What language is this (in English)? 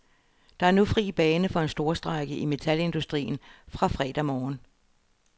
Danish